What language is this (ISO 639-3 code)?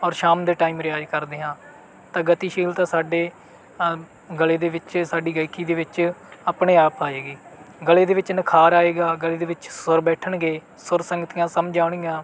pan